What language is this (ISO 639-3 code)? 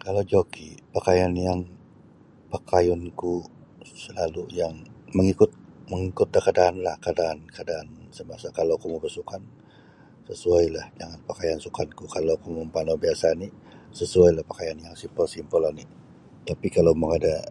bsy